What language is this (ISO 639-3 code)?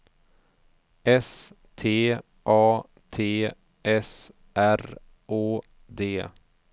swe